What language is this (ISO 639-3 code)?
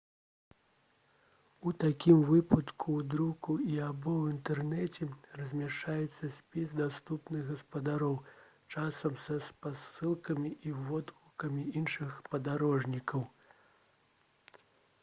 bel